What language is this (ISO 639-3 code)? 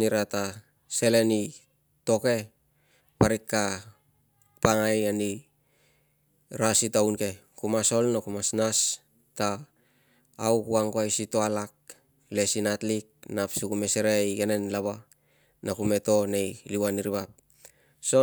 lcm